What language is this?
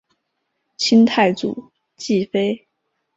Chinese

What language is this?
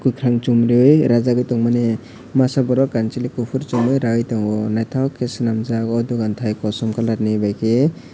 Kok Borok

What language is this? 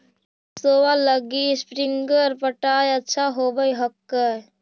Magahi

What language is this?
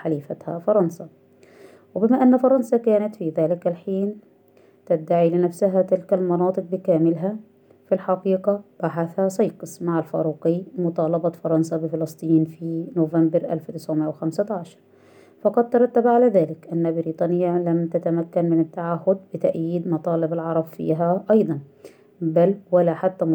Arabic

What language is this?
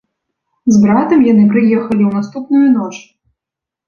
Belarusian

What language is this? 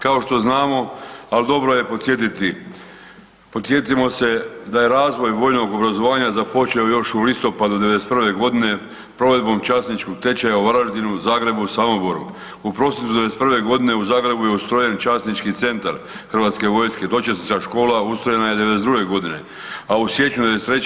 Croatian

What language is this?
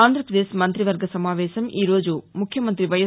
Telugu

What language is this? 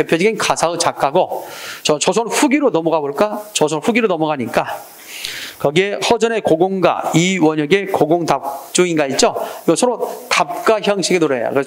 Korean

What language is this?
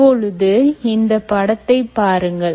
Tamil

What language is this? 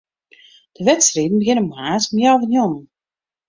Western Frisian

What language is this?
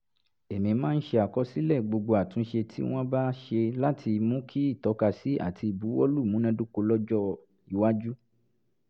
Yoruba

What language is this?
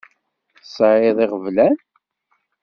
Kabyle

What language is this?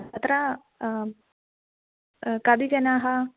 Sanskrit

